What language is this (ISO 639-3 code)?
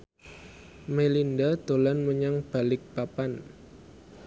jav